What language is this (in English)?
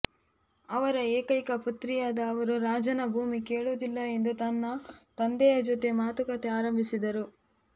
Kannada